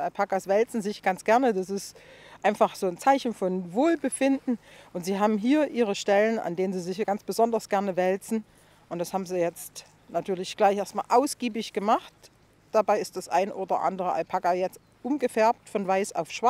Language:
German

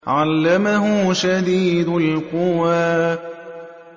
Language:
Arabic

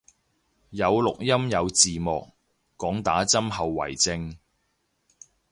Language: Cantonese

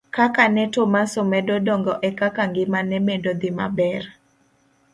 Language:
Luo (Kenya and Tanzania)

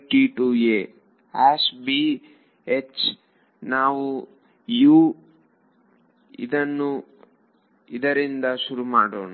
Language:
Kannada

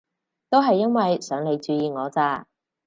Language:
Cantonese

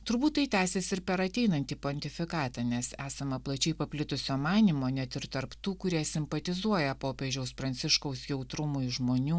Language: Lithuanian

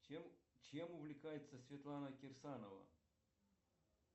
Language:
Russian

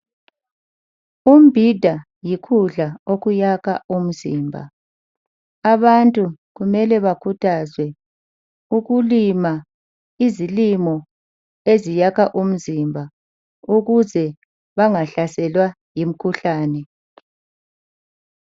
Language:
North Ndebele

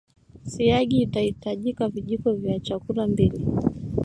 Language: Swahili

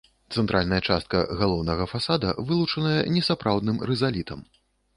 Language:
Belarusian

